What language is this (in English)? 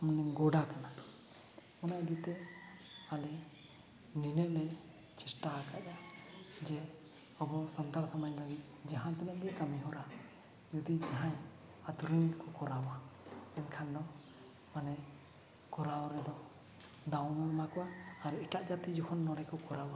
Santali